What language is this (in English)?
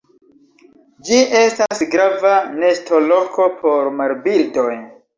Esperanto